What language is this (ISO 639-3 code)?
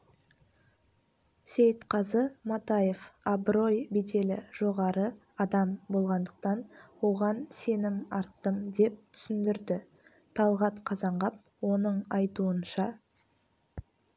kaz